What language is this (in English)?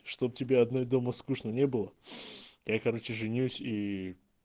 Russian